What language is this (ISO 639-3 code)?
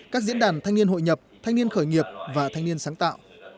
vie